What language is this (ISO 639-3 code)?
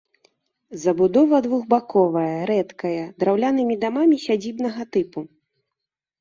bel